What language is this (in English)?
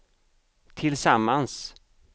Swedish